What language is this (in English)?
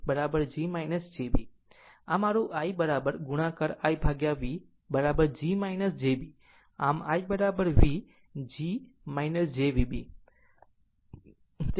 Gujarati